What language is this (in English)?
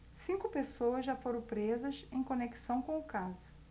Portuguese